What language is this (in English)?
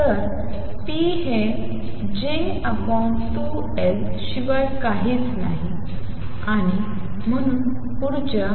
Marathi